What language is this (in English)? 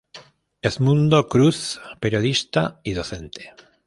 Spanish